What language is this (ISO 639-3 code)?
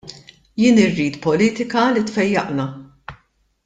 mlt